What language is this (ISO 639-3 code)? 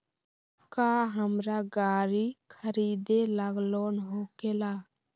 mag